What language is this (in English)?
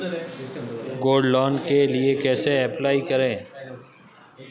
Hindi